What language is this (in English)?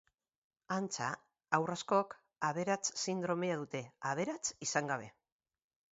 Basque